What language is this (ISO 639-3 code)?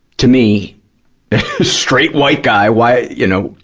eng